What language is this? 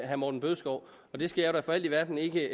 Danish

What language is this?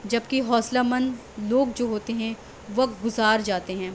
Urdu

